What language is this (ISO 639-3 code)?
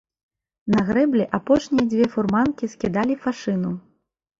bel